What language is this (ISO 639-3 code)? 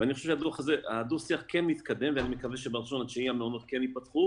heb